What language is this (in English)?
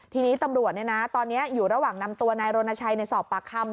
Thai